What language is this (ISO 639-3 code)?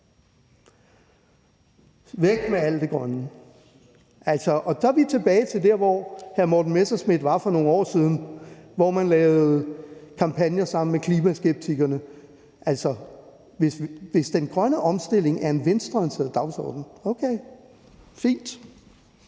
dan